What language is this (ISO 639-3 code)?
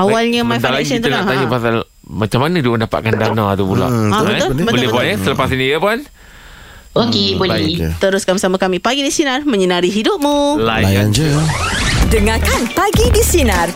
msa